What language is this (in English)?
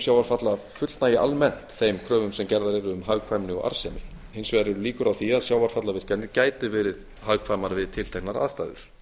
Icelandic